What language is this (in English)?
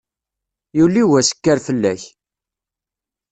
Kabyle